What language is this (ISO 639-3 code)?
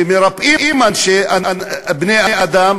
heb